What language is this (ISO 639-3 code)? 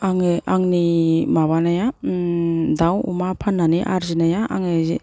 brx